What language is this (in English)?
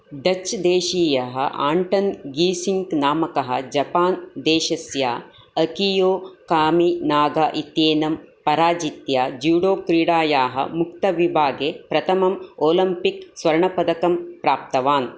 Sanskrit